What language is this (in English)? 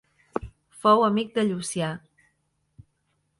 Catalan